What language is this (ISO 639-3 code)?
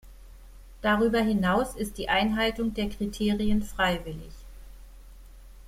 deu